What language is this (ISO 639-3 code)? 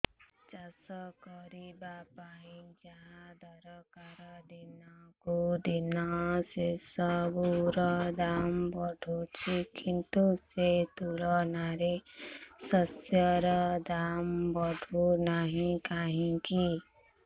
ori